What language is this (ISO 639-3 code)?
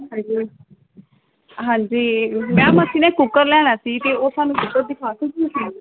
pan